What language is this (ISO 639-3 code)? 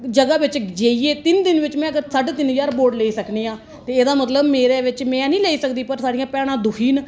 doi